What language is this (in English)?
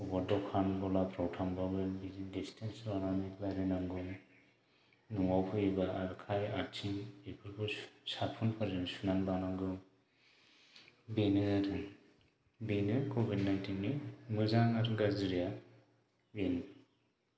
Bodo